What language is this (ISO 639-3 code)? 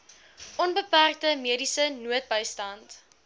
afr